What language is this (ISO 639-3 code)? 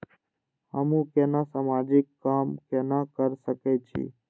mai